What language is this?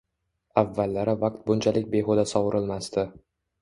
Uzbek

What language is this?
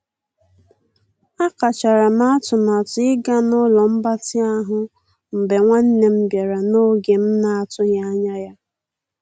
Igbo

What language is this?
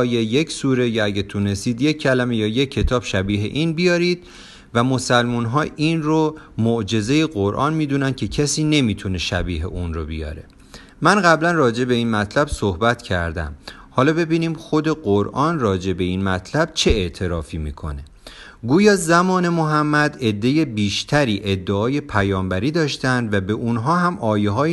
Persian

